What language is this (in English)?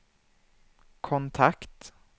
Swedish